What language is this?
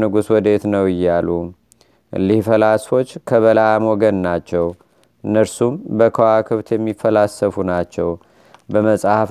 Amharic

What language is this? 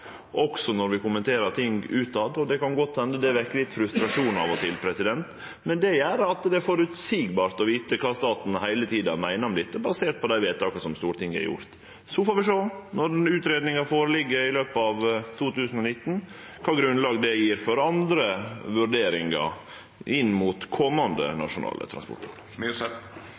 Norwegian Nynorsk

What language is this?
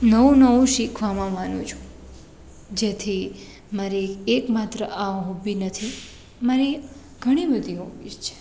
Gujarati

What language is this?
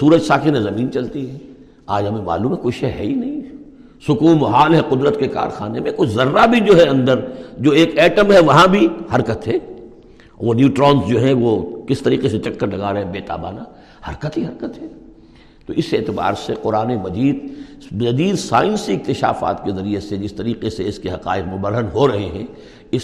Urdu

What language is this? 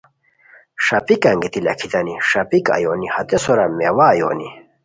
Khowar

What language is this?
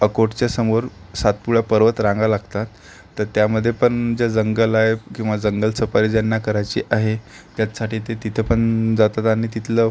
Marathi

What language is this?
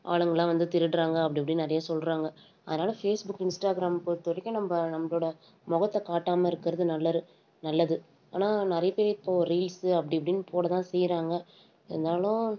Tamil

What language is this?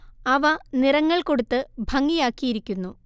Malayalam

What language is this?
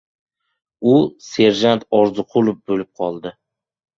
Uzbek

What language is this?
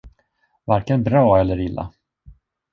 Swedish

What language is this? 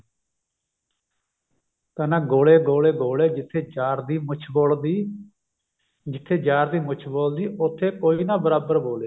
Punjabi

